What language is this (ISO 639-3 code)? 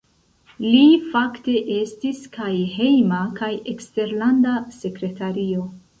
epo